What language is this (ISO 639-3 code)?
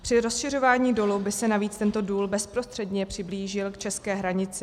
ces